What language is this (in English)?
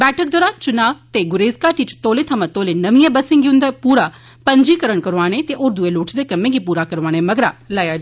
Dogri